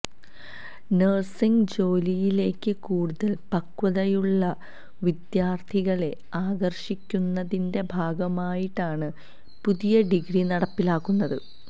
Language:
Malayalam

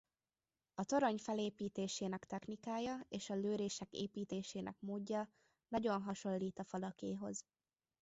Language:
Hungarian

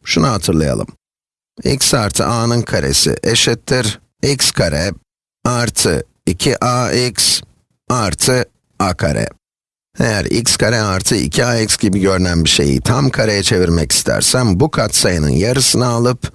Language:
Turkish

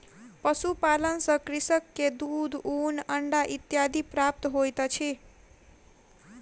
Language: Maithili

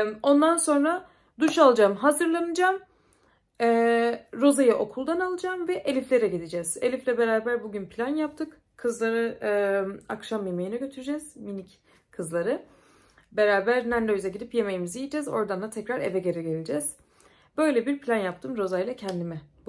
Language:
Turkish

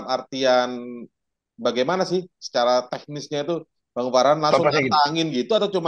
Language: Indonesian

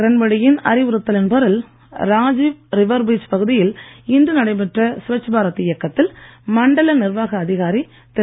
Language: Tamil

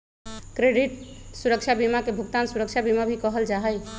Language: Magahi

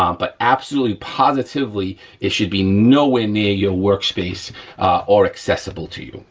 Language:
English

